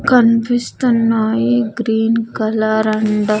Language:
Telugu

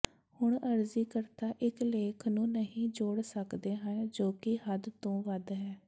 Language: Punjabi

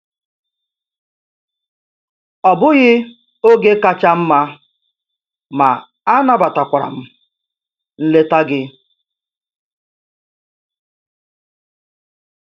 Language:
Igbo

